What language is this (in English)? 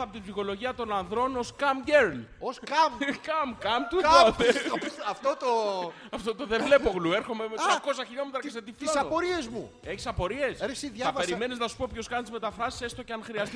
Greek